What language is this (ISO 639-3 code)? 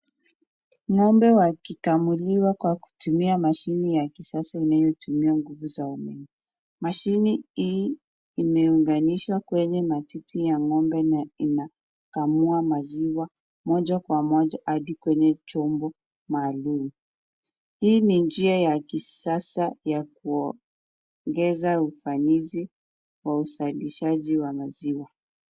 swa